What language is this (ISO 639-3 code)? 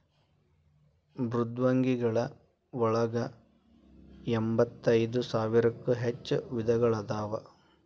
kan